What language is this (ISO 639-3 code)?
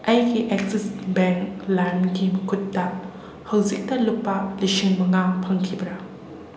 mni